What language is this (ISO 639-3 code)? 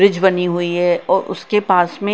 hin